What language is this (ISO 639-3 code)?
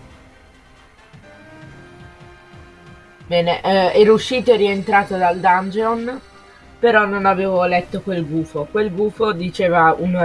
ita